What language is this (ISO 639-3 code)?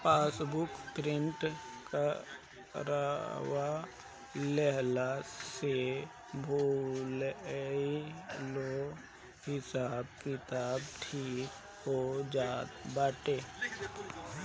bho